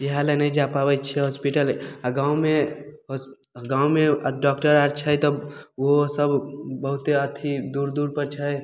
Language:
Maithili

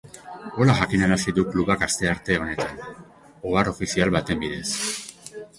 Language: Basque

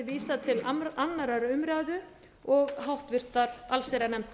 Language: Icelandic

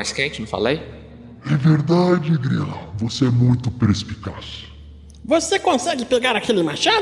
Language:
Portuguese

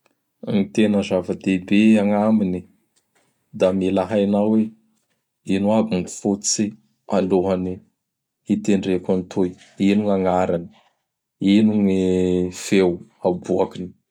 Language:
Bara Malagasy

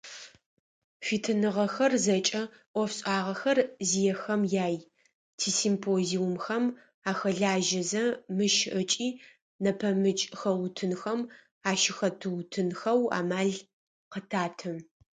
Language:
Adyghe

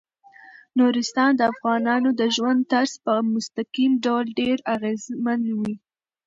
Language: Pashto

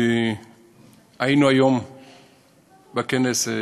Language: Hebrew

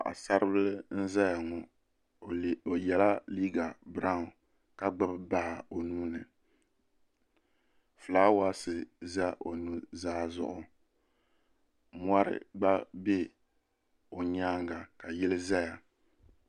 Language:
Dagbani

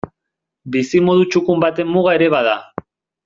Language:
Basque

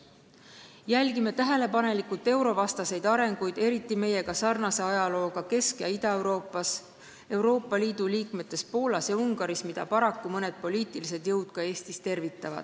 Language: Estonian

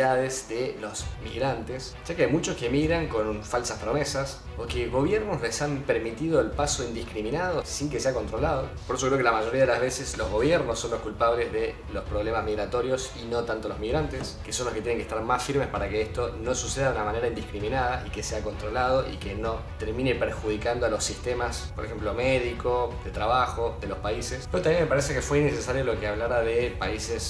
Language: Spanish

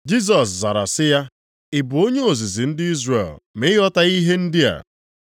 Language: Igbo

